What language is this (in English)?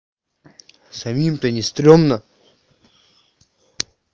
Russian